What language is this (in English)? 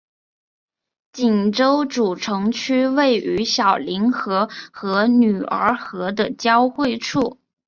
Chinese